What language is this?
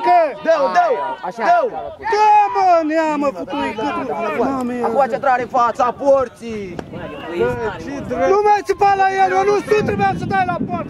Romanian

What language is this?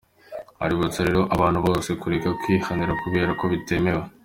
Kinyarwanda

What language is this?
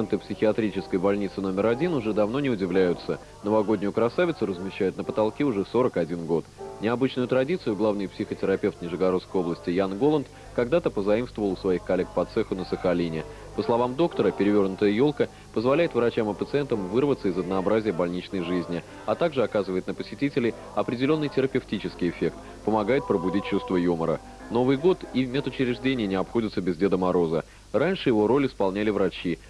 Russian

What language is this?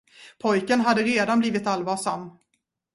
Swedish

